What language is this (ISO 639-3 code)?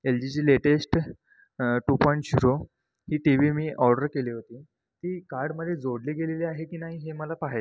mar